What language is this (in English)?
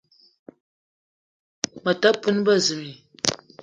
Eton (Cameroon)